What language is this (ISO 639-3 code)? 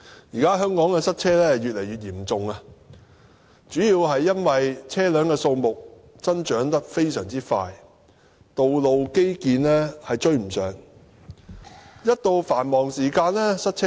yue